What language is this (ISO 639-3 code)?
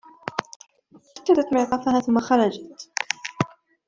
ara